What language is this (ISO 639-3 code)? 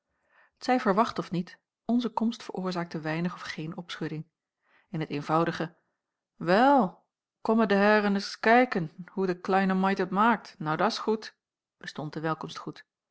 nld